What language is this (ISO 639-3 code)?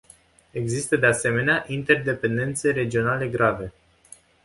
ron